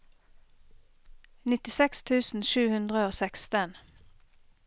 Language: Norwegian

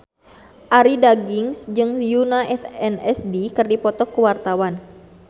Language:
Sundanese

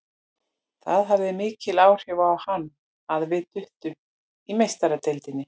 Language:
Icelandic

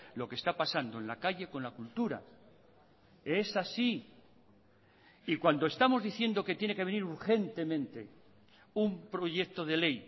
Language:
Spanish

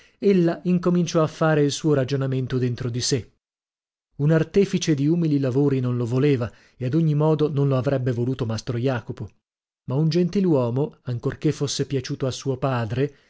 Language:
Italian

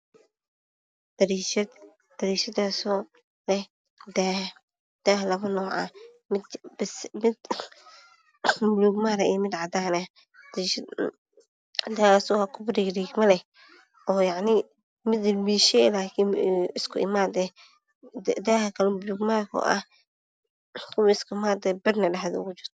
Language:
Somali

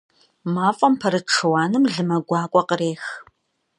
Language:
Kabardian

